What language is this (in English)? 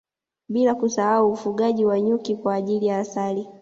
Swahili